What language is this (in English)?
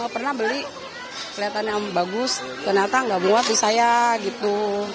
Indonesian